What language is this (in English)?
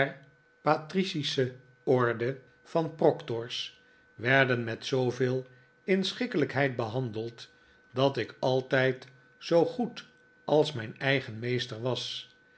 Dutch